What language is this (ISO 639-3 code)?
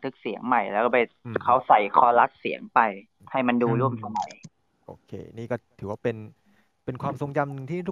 tha